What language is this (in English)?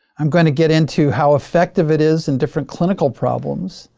English